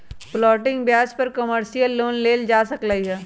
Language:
Magahi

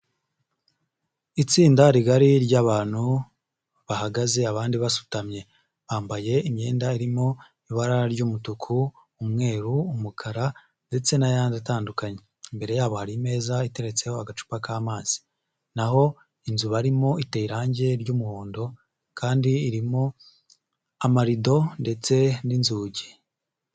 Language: Kinyarwanda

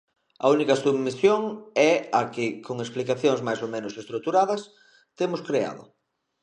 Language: Galician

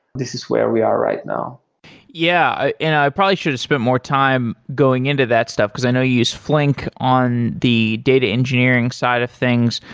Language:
English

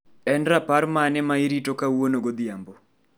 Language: Luo (Kenya and Tanzania)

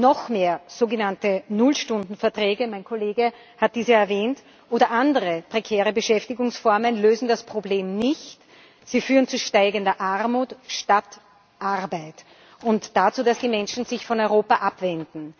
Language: German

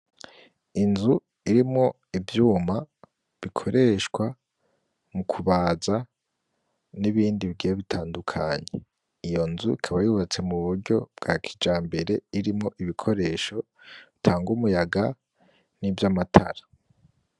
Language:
Rundi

